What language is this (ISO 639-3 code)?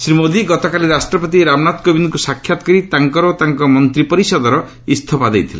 ori